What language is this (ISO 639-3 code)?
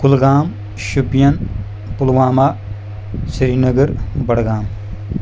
kas